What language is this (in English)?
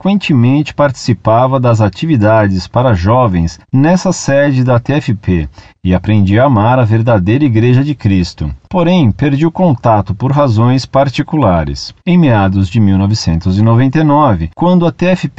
Portuguese